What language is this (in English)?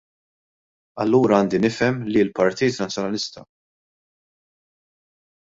Maltese